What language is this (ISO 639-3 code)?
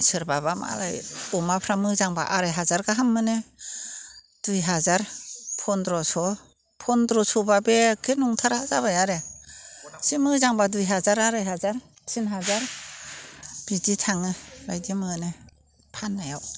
brx